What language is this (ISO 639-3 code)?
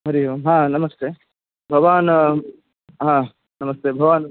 san